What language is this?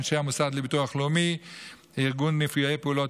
Hebrew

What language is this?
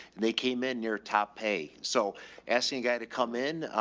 English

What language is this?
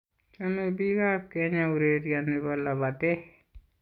Kalenjin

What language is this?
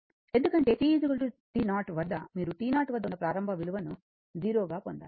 Telugu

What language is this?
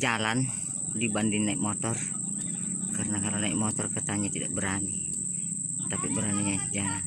Indonesian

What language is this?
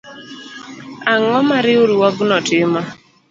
Luo (Kenya and Tanzania)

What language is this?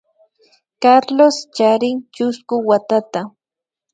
Imbabura Highland Quichua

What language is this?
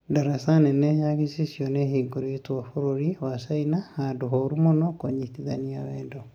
Kikuyu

